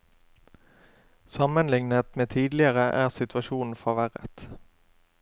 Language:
Norwegian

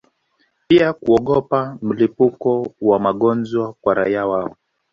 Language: Swahili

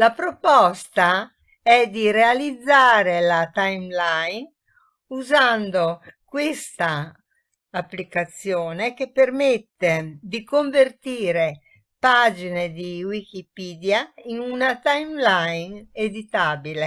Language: Italian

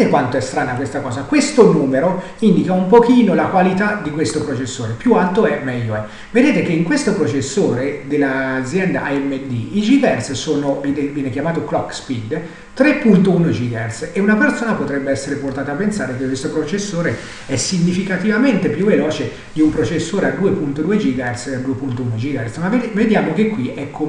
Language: Italian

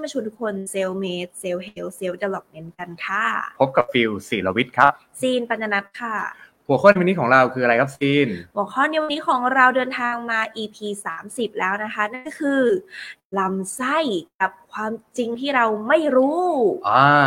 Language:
Thai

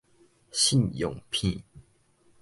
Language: Min Nan Chinese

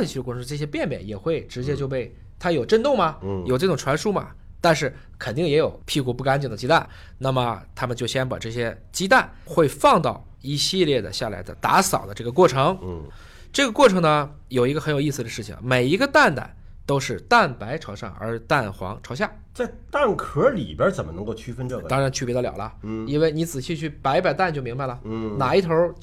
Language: Chinese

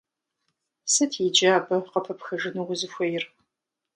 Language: Kabardian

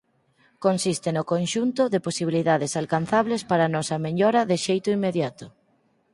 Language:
Galician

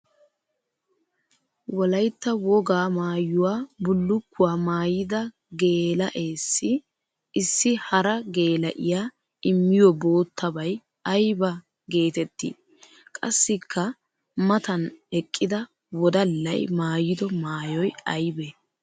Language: Wolaytta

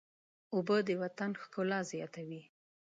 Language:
Pashto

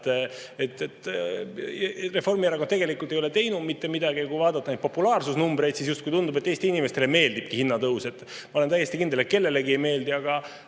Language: Estonian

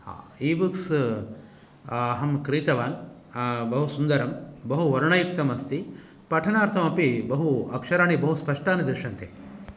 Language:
Sanskrit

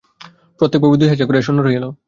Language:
Bangla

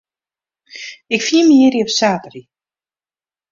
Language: Western Frisian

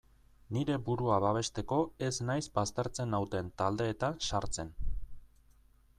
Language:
Basque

